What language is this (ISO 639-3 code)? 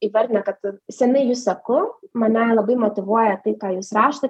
lit